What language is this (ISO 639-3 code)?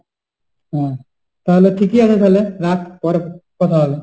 ben